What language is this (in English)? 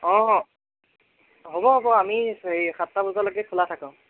Assamese